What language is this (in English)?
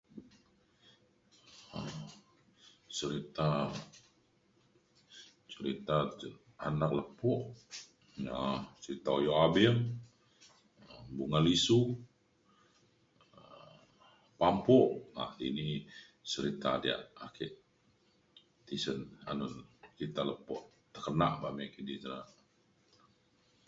Mainstream Kenyah